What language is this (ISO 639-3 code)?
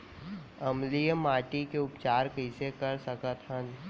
hne